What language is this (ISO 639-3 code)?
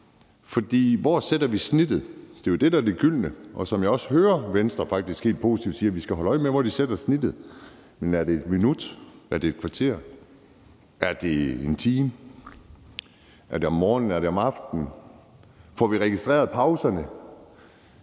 dan